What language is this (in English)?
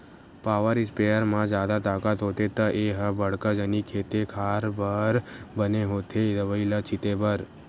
Chhattisgarhi